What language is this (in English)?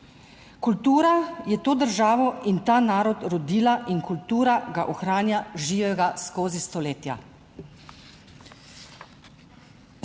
Slovenian